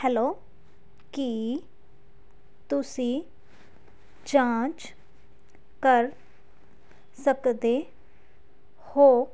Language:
Punjabi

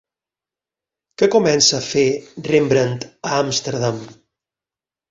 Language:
Catalan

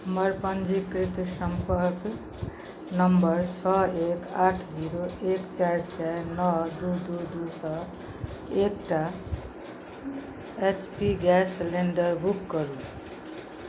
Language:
Maithili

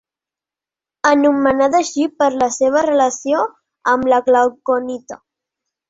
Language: Catalan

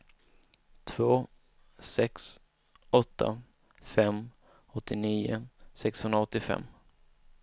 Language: Swedish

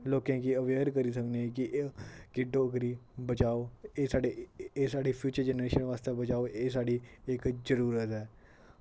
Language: Dogri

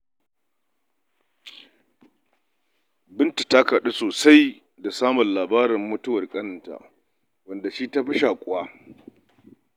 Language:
Hausa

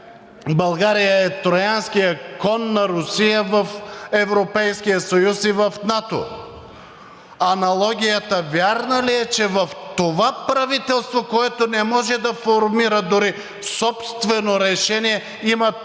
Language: Bulgarian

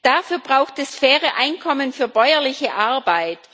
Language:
German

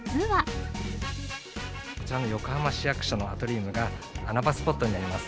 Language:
Japanese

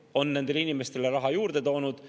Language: Estonian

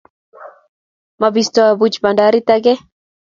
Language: Kalenjin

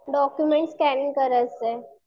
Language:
Marathi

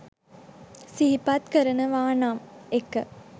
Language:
Sinhala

